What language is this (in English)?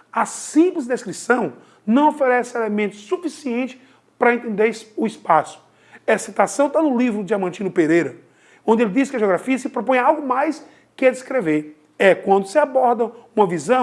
Portuguese